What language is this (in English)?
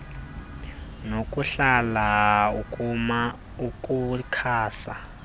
Xhosa